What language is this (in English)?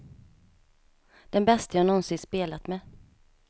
Swedish